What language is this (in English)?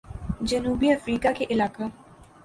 Urdu